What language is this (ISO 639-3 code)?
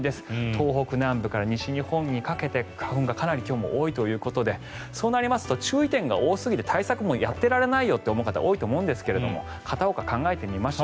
jpn